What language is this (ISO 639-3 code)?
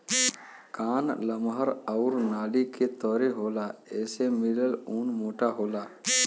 bho